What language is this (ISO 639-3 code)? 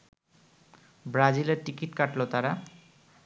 ben